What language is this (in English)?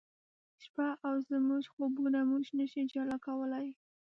Pashto